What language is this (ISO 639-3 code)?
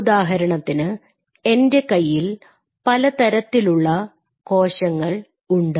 mal